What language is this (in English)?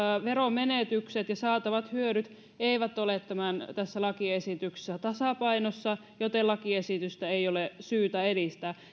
Finnish